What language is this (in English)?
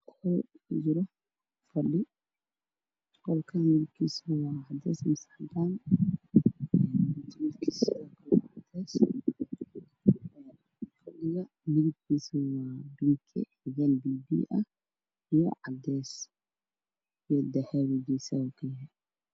Somali